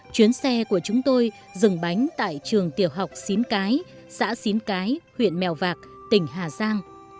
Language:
Vietnamese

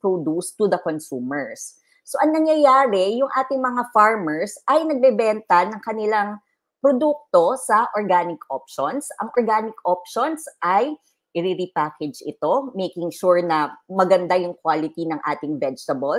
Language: Filipino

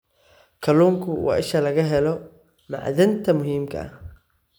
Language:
Somali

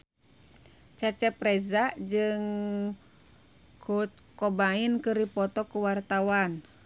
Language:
Sundanese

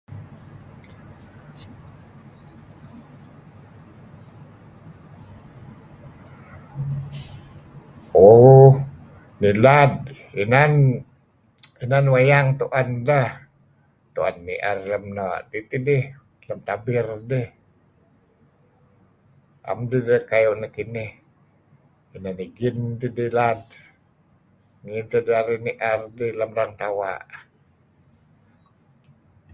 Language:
Kelabit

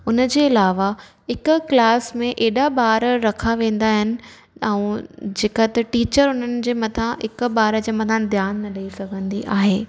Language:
Sindhi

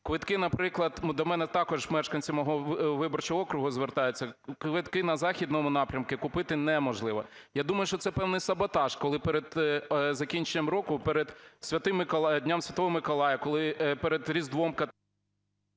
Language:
Ukrainian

